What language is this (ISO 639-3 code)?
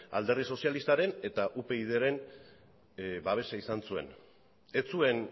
eus